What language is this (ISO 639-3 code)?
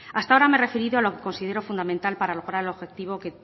spa